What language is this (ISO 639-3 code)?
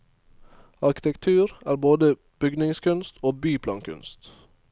nor